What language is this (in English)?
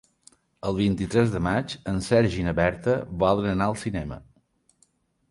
Catalan